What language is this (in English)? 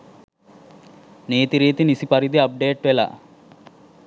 Sinhala